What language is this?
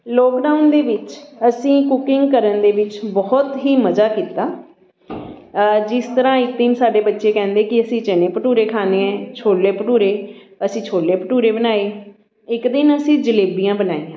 Punjabi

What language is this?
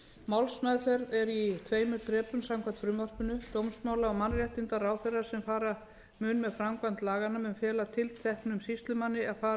Icelandic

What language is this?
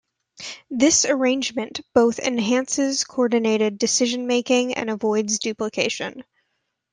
English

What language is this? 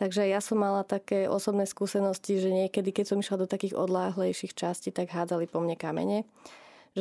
Slovak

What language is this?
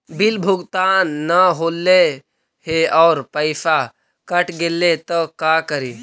Magahi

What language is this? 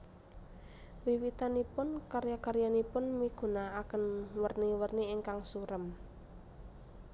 Javanese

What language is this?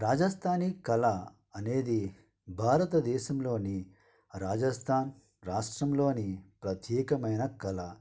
Telugu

